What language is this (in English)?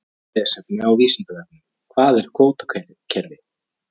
Icelandic